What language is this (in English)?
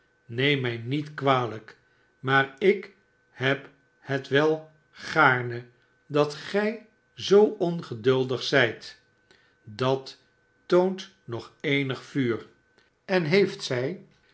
Dutch